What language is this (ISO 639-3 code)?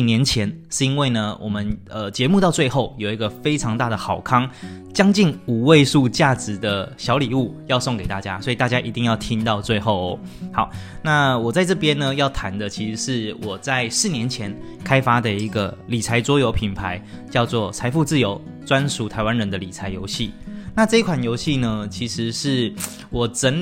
zho